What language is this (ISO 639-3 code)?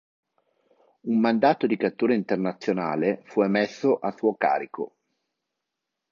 ita